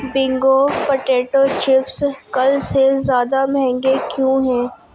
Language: Urdu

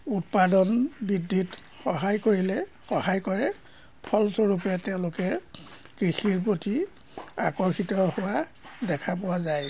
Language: Assamese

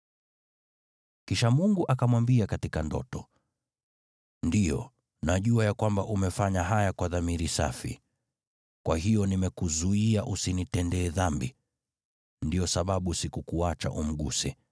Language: Swahili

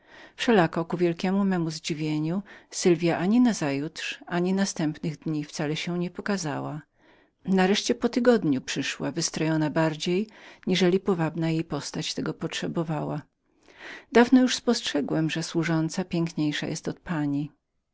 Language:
Polish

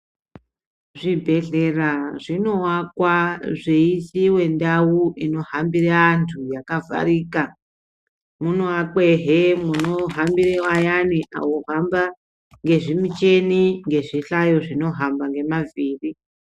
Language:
Ndau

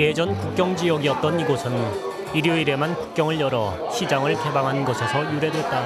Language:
Korean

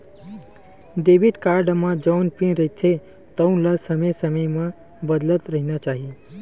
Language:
Chhattisgarhi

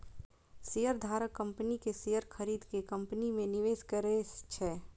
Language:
Maithili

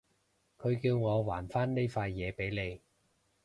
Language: Cantonese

